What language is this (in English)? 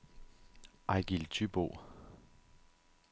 Danish